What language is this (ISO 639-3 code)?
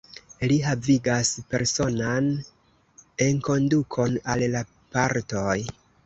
epo